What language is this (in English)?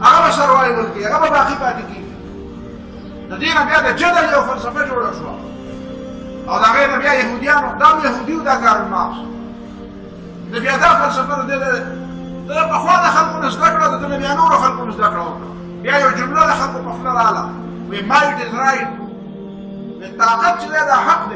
Arabic